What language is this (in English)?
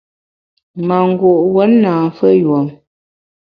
Bamun